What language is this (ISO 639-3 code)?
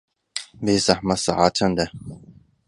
ckb